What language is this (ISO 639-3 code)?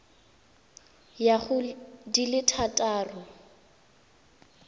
tsn